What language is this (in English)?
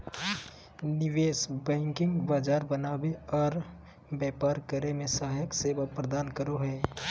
Magahi